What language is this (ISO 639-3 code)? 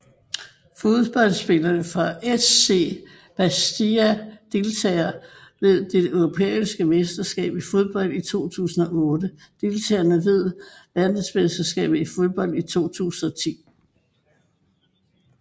dan